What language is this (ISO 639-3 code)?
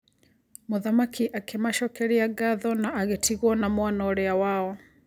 kik